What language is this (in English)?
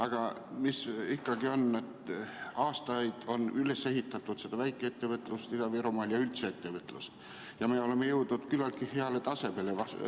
Estonian